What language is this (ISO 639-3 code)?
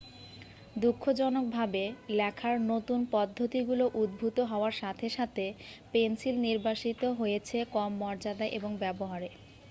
ben